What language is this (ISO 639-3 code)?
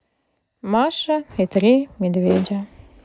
rus